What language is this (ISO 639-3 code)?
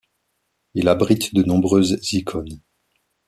fra